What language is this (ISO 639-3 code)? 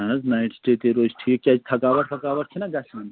kas